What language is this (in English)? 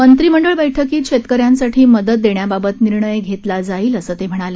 Marathi